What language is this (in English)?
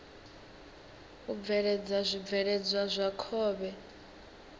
Venda